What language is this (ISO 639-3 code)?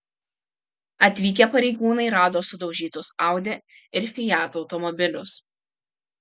lit